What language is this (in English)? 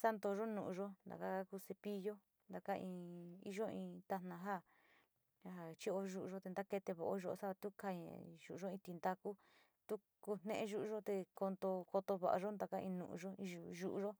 Sinicahua Mixtec